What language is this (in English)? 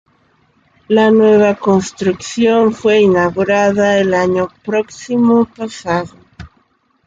Spanish